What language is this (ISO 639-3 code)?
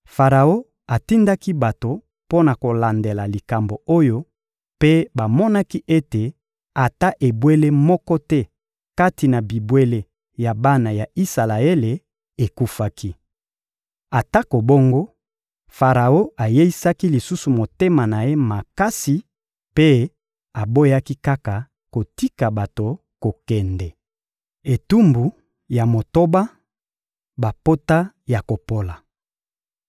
lin